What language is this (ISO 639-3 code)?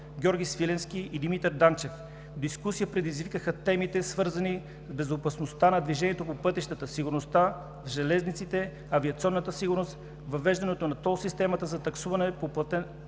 bul